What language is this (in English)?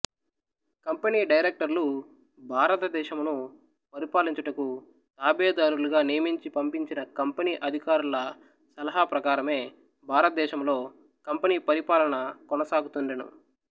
Telugu